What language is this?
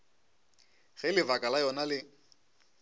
Northern Sotho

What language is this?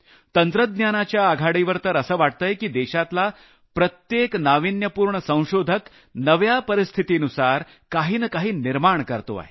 Marathi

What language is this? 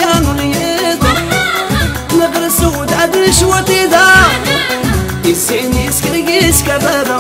Arabic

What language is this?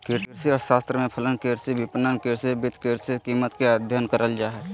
Magahi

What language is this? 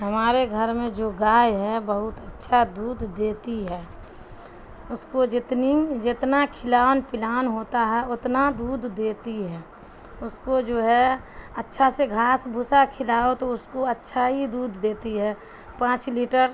Urdu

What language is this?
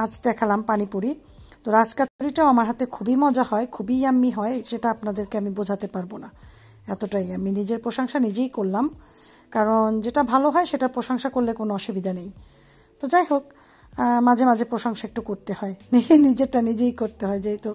Bangla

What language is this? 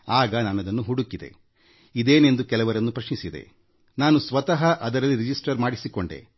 Kannada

